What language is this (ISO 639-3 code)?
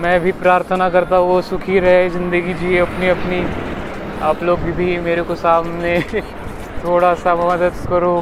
mar